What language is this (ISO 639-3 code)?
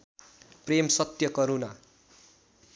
nep